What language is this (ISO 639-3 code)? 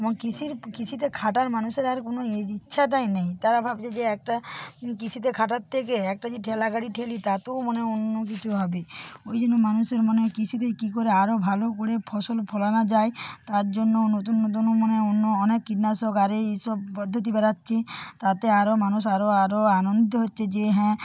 ben